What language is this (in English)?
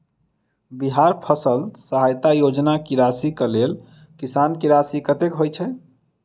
Maithili